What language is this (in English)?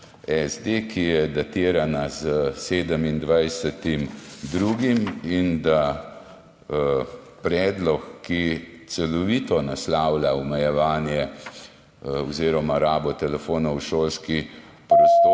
Slovenian